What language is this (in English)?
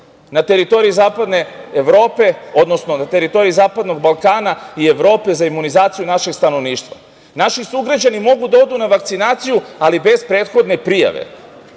Serbian